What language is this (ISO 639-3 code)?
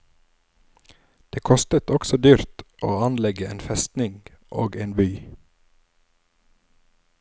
nor